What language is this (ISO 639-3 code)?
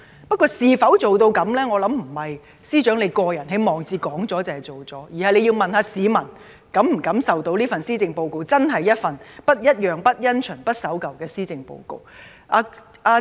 yue